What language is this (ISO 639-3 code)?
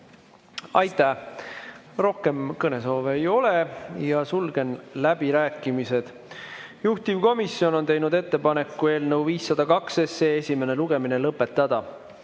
est